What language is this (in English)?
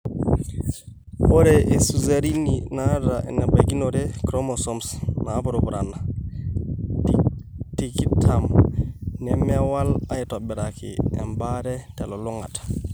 Masai